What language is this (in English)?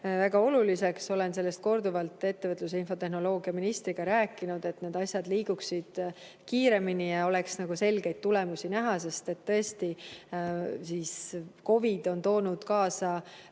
Estonian